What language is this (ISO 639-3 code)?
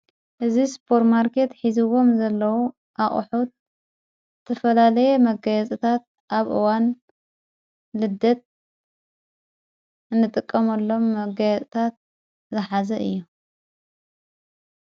tir